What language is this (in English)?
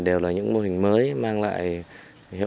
Vietnamese